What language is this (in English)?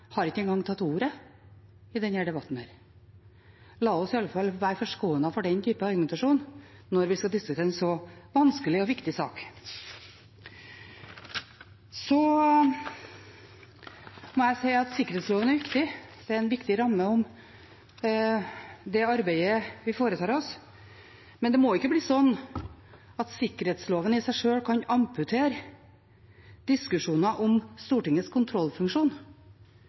Norwegian Bokmål